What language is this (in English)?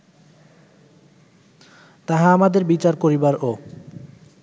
Bangla